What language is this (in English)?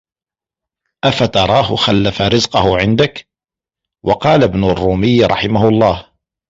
Arabic